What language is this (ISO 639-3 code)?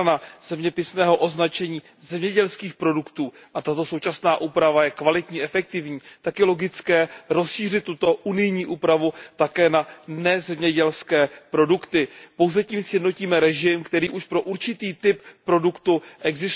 ces